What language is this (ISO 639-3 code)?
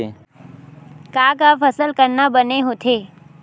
hne